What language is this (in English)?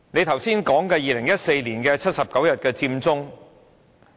Cantonese